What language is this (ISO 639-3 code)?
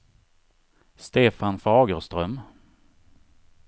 swe